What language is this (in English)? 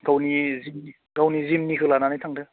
Bodo